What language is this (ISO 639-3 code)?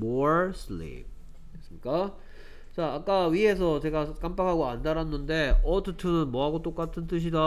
kor